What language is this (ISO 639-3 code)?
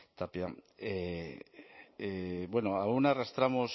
eus